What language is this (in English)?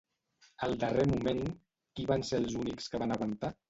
Catalan